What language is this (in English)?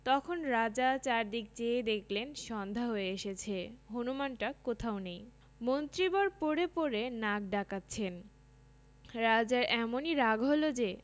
Bangla